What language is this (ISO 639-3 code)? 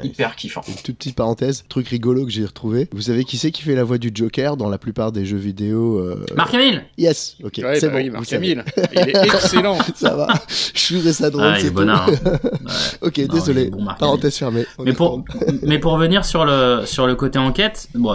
fra